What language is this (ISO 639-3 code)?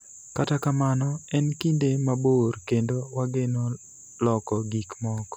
luo